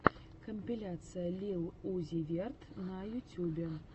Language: Russian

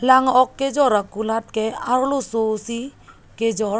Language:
Karbi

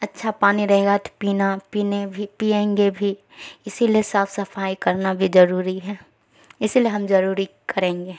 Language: Urdu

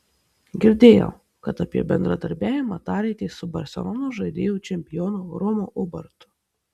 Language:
Lithuanian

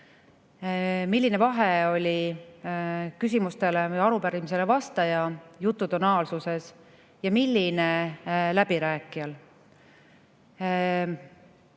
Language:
Estonian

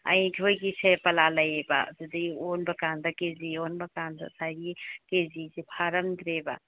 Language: Manipuri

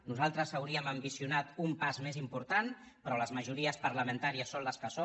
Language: Catalan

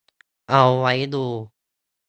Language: Thai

